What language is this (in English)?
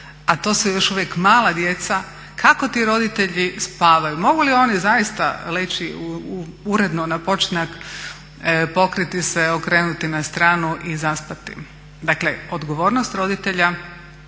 Croatian